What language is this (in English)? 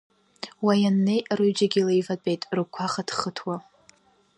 Abkhazian